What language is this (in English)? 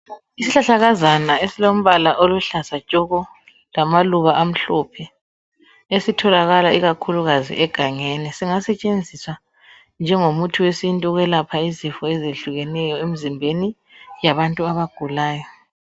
North Ndebele